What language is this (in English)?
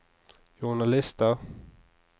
Norwegian